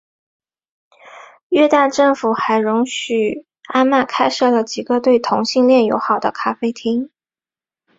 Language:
Chinese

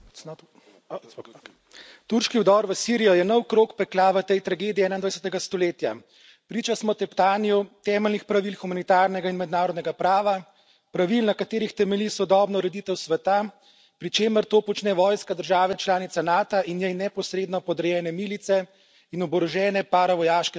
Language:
Slovenian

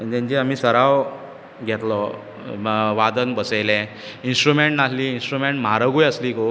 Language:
Konkani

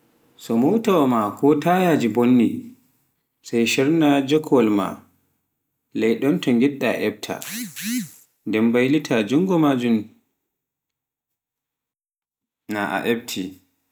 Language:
Pular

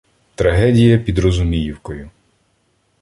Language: Ukrainian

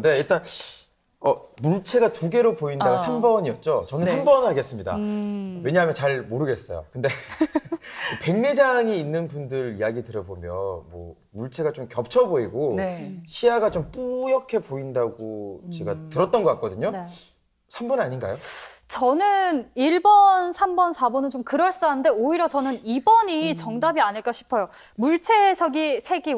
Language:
Korean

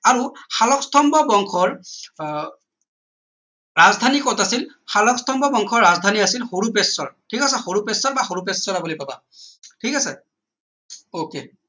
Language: Assamese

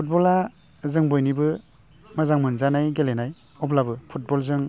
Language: Bodo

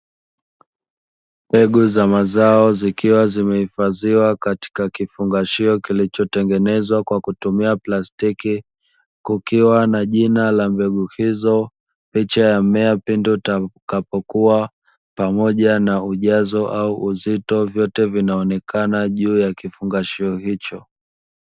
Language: Swahili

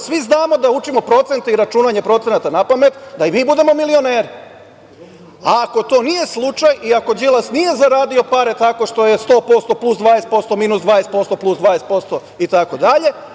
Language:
Serbian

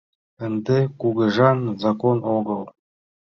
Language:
Mari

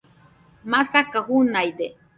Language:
Nüpode Huitoto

